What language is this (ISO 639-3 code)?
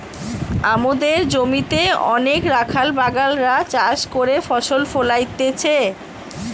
ben